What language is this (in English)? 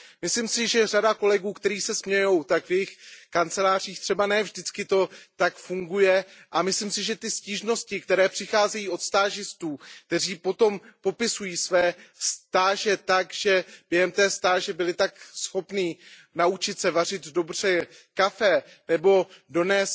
Czech